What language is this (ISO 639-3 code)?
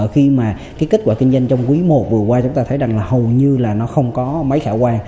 vie